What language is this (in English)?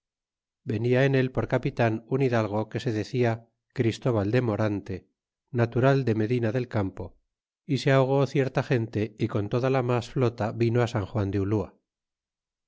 Spanish